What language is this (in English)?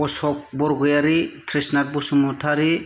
Bodo